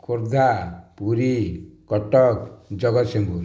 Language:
Odia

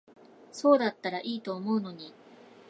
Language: Japanese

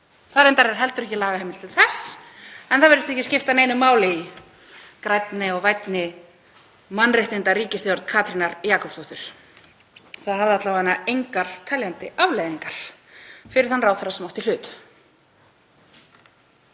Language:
Icelandic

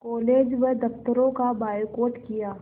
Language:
Hindi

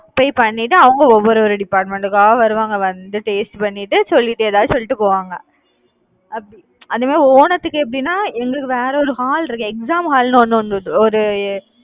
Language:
Tamil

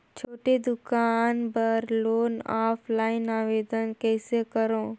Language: Chhattisgarhi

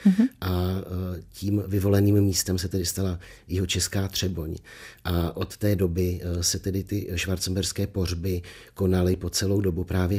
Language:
Czech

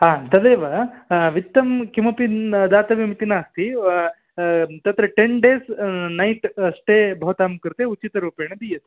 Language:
Sanskrit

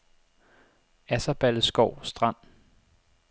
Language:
Danish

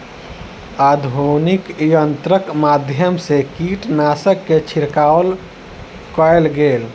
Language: Maithili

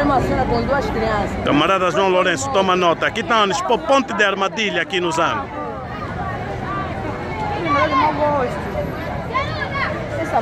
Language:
Portuguese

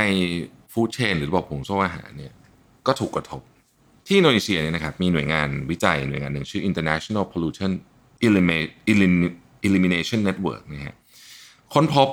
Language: Thai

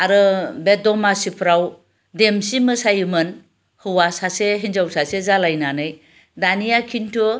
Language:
Bodo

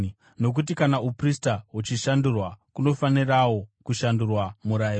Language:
Shona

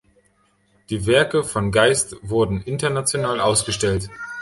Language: German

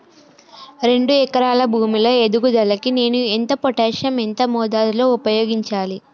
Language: Telugu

